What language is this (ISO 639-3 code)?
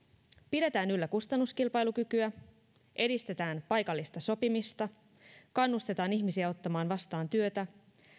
fin